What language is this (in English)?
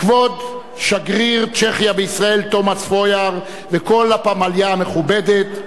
Hebrew